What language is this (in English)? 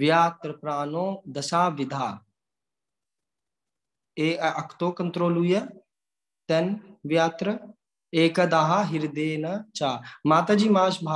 Polish